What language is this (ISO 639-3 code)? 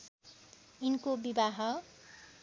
nep